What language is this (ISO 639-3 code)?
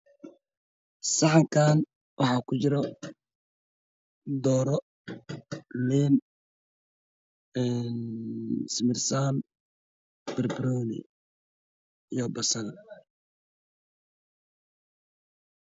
som